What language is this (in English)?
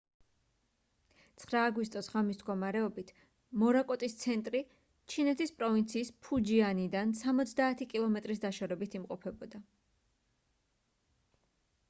Georgian